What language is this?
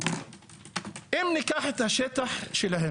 Hebrew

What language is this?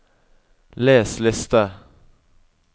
Norwegian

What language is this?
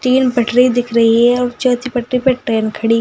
Hindi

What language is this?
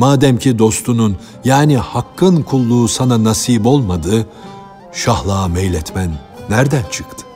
Turkish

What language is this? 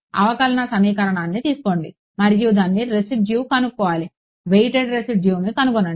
Telugu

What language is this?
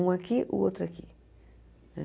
Portuguese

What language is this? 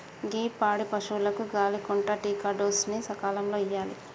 Telugu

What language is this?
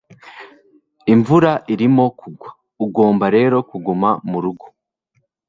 Kinyarwanda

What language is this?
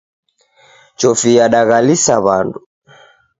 Taita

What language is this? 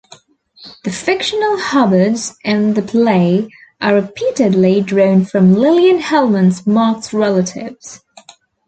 English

